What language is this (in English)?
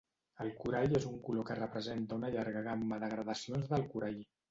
Catalan